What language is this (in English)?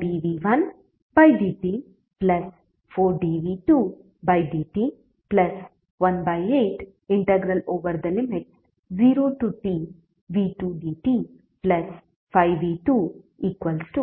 Kannada